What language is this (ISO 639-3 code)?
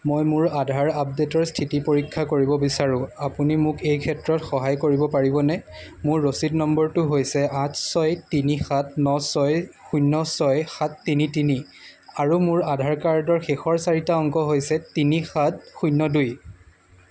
asm